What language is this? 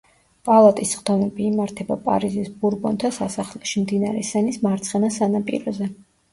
Georgian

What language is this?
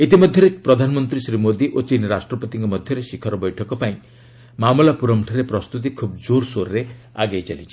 Odia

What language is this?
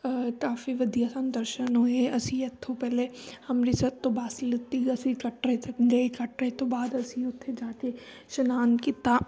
Punjabi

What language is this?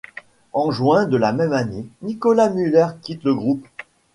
French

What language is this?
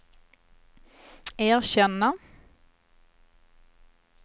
Swedish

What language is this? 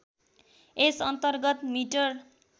Nepali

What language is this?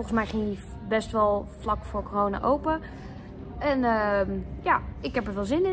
Dutch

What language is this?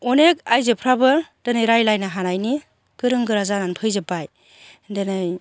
Bodo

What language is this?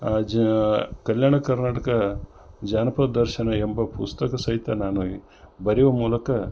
Kannada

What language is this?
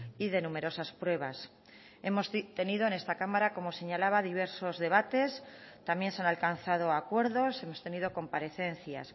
Spanish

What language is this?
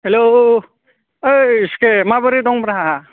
Bodo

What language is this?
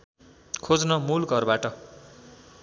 Nepali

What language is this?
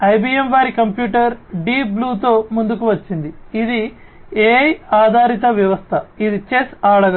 Telugu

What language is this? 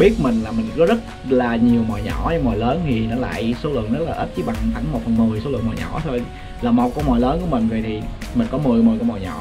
Vietnamese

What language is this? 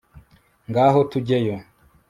Kinyarwanda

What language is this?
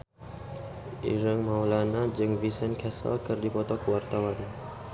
Sundanese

